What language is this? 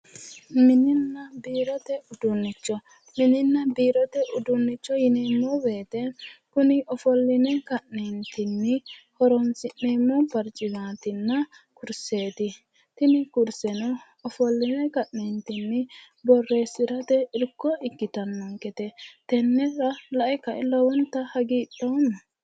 Sidamo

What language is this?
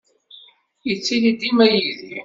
Kabyle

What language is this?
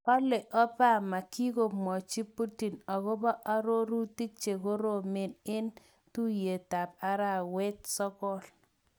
Kalenjin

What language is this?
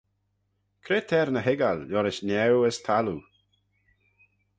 Manx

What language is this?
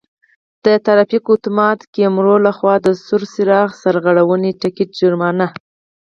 Pashto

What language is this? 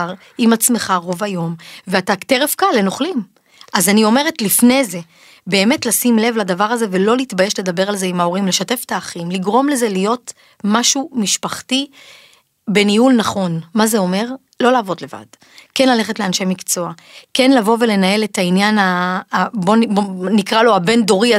Hebrew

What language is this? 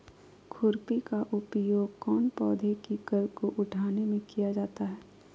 Magahi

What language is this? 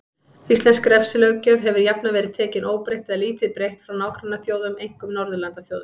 Icelandic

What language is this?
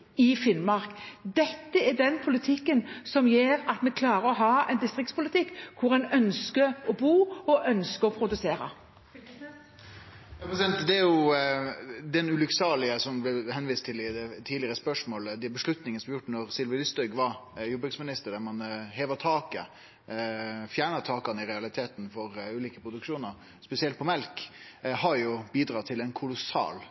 Norwegian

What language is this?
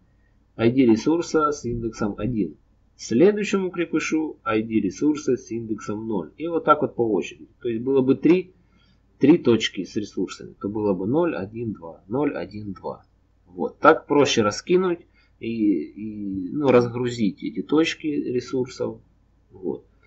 Russian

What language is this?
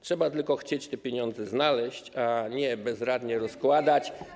Polish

